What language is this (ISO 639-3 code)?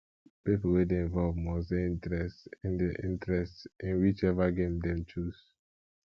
pcm